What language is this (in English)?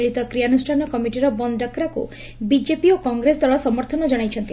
Odia